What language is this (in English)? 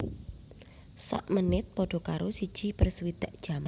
Javanese